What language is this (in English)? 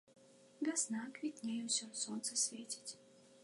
Belarusian